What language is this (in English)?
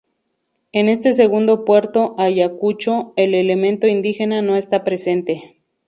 Spanish